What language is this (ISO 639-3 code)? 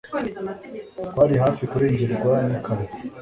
kin